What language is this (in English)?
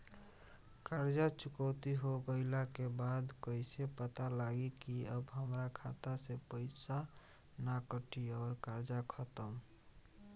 Bhojpuri